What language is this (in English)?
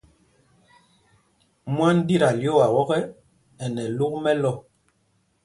Mpumpong